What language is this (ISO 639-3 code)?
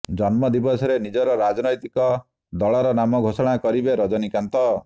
ori